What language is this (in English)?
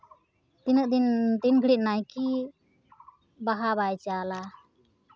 Santali